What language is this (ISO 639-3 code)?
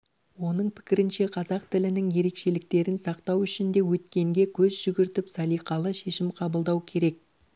kaz